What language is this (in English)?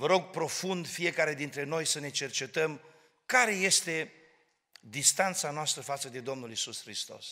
Romanian